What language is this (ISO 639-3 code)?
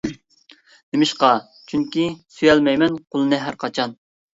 uig